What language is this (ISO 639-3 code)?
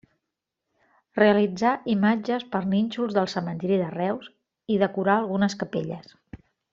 cat